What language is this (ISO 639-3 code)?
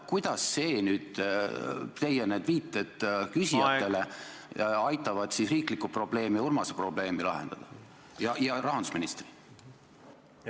est